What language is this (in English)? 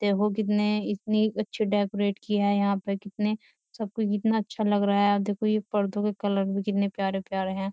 Hindi